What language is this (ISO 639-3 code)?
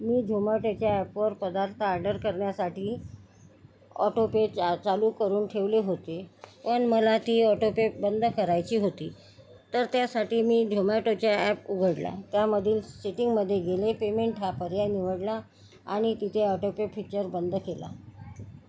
mar